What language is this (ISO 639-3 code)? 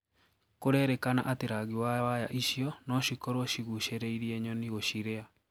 kik